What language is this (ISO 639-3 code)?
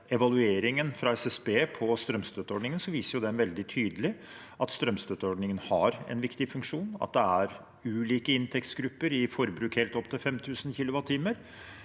nor